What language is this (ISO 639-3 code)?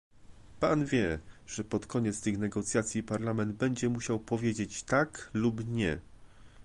pol